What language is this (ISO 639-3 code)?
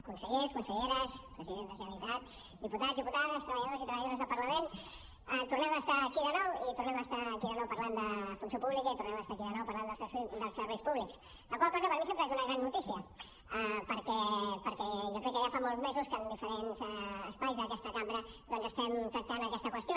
cat